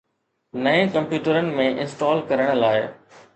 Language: Sindhi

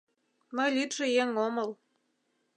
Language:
Mari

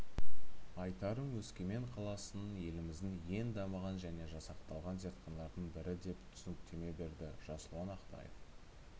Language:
Kazakh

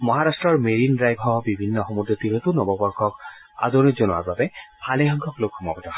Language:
Assamese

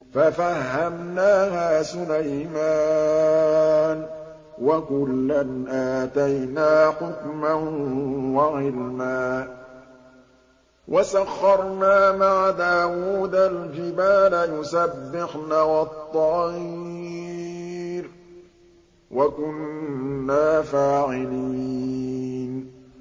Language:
Arabic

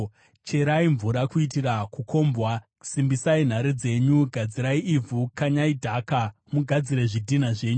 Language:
Shona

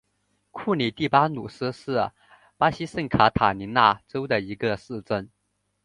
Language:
Chinese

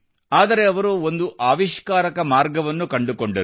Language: Kannada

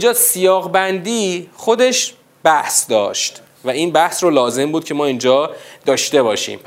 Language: Persian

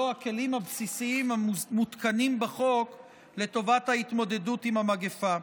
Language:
Hebrew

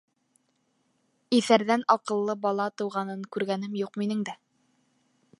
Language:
Bashkir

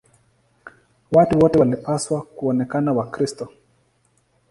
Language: Swahili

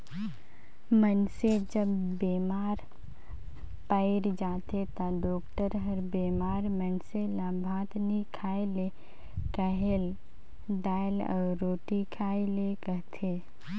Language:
Chhattisgarhi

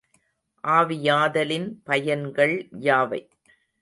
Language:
Tamil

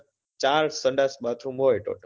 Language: Gujarati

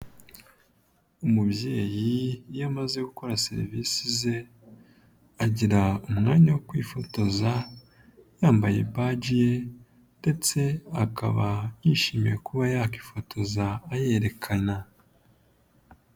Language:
Kinyarwanda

